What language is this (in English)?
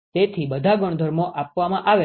Gujarati